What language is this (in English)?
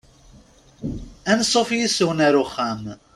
Kabyle